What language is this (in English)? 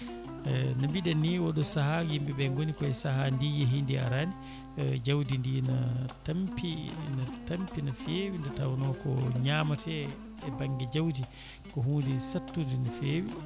Fula